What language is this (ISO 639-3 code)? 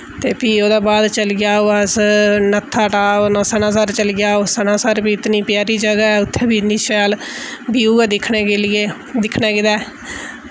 doi